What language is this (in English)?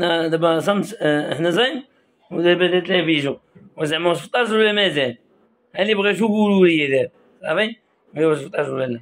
Arabic